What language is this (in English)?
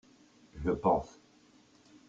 French